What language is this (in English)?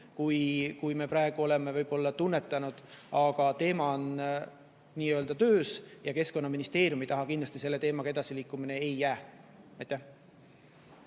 Estonian